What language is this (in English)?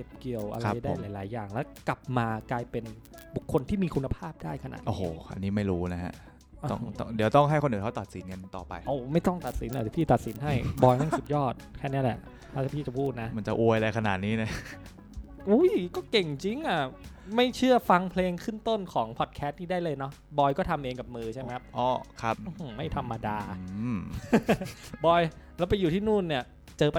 Thai